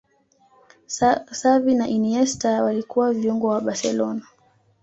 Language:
Swahili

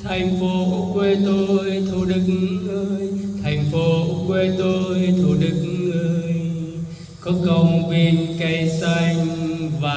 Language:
Vietnamese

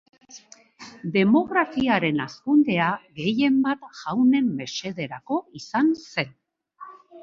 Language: Basque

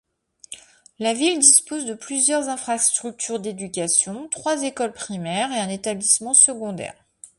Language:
French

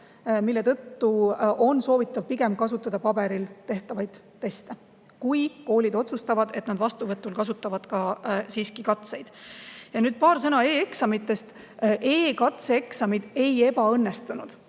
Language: Estonian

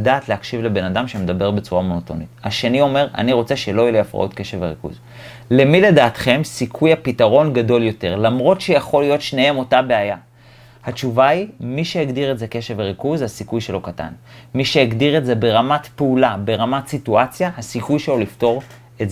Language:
Hebrew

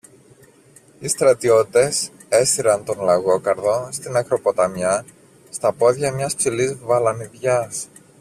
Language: Greek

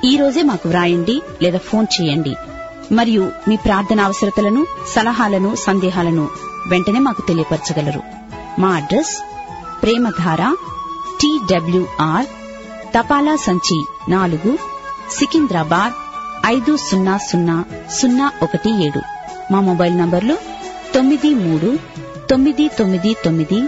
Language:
Telugu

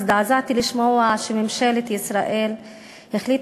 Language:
Hebrew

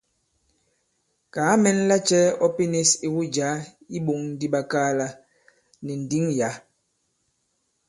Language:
Bankon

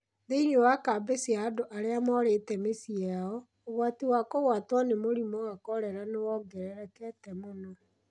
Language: Kikuyu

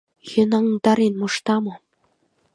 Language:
Mari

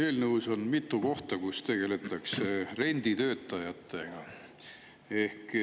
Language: Estonian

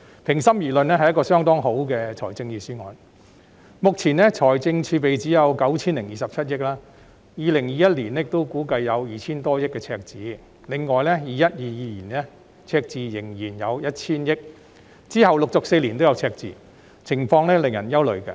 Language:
Cantonese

